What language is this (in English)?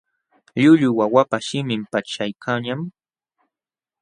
Jauja Wanca Quechua